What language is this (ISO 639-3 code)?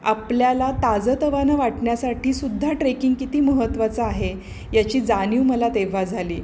mar